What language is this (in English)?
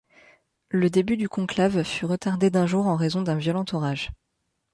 French